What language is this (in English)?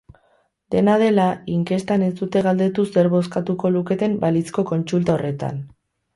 Basque